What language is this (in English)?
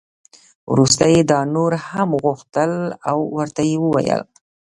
Pashto